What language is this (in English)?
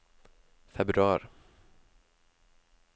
Norwegian